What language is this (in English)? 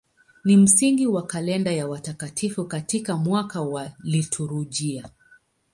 Swahili